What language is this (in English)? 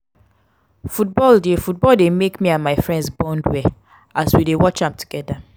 Nigerian Pidgin